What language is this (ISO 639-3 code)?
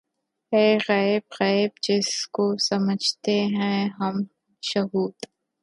urd